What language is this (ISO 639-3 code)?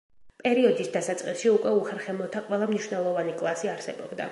kat